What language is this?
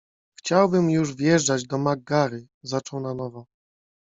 Polish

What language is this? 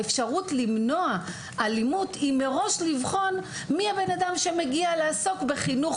Hebrew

